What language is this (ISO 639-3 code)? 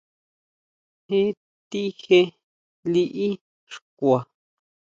mau